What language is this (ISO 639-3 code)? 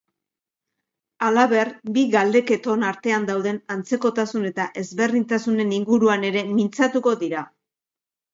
eus